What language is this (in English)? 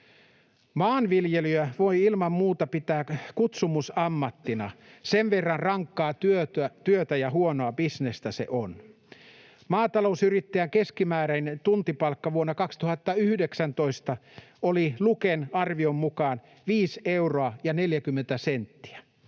Finnish